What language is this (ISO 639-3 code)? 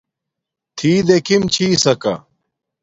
dmk